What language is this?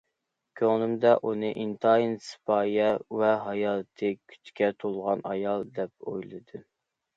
Uyghur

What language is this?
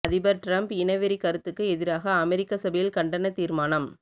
Tamil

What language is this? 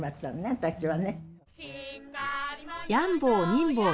Japanese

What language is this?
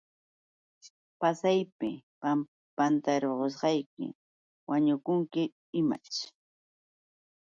Yauyos Quechua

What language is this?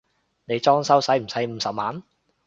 Cantonese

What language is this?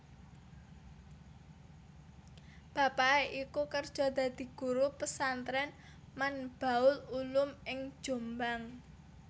Javanese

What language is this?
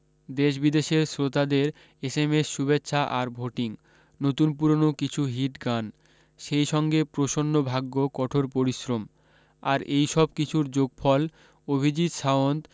Bangla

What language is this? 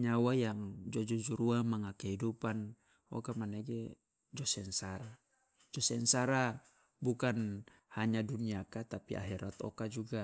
Loloda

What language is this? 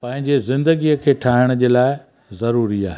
Sindhi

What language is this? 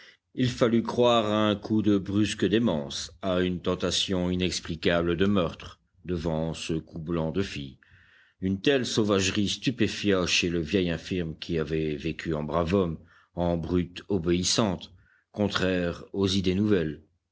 French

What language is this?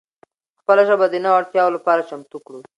Pashto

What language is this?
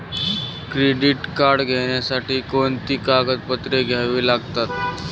Marathi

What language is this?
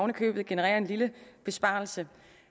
Danish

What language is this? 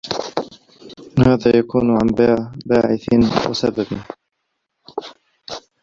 Arabic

